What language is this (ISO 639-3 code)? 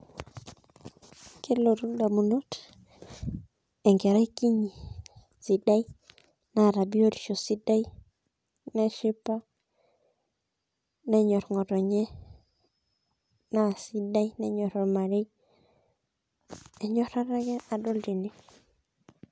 mas